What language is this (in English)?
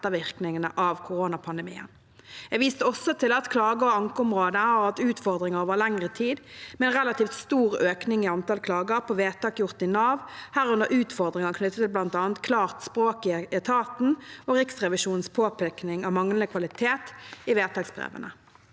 Norwegian